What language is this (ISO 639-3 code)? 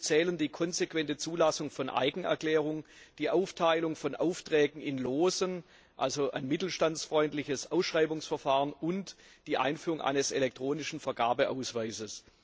deu